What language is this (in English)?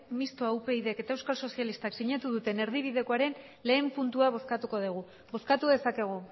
Basque